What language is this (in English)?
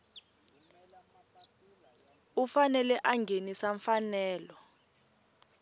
Tsonga